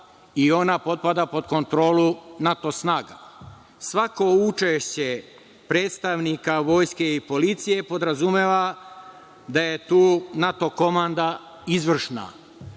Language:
Serbian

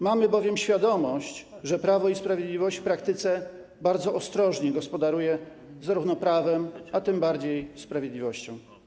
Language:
Polish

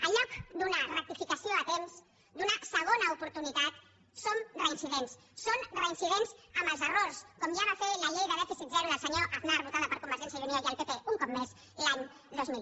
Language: Catalan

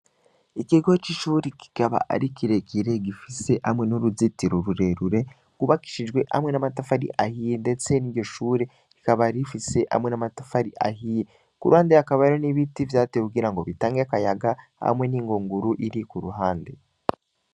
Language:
Rundi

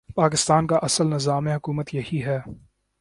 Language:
Urdu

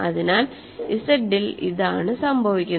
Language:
Malayalam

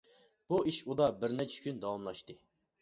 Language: Uyghur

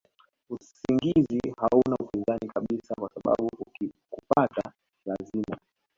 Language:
Swahili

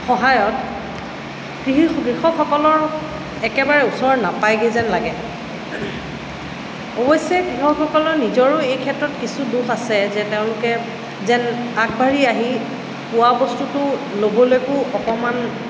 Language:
Assamese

